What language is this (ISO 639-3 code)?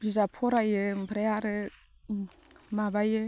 brx